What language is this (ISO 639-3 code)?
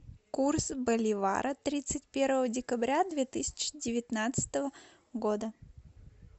rus